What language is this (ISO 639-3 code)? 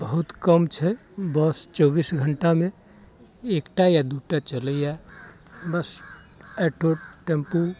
mai